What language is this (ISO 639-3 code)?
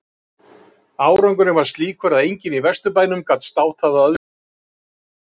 isl